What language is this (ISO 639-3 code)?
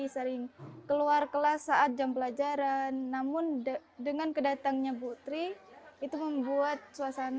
ind